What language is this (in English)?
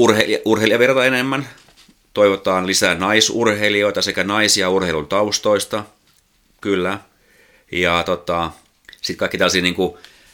Finnish